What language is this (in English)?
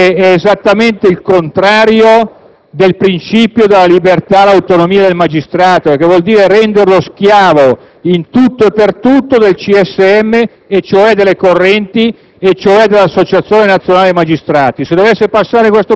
Italian